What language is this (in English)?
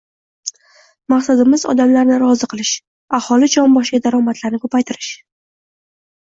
Uzbek